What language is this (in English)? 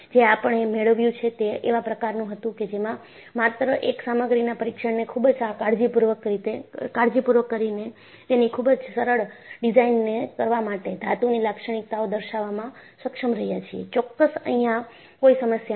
Gujarati